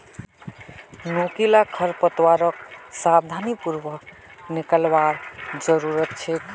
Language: Magahi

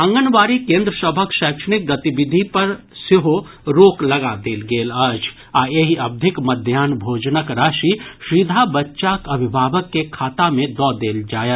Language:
Maithili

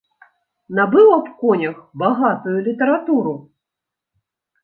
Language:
Belarusian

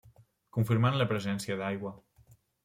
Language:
Catalan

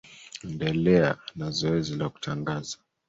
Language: Swahili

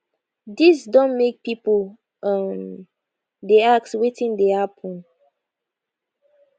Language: Nigerian Pidgin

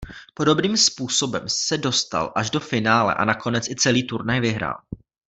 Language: Czech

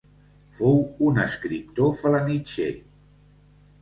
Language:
Catalan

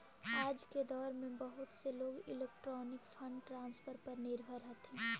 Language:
Magahi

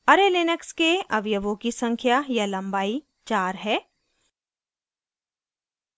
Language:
Hindi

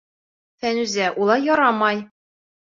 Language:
Bashkir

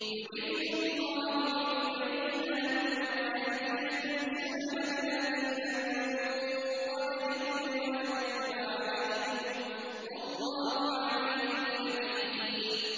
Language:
Arabic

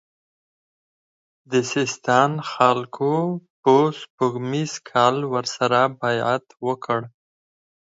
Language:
Pashto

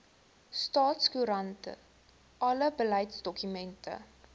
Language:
Afrikaans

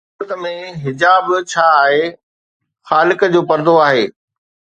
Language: Sindhi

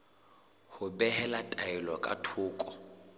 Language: Southern Sotho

